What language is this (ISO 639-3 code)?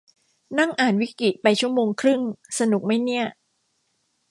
tha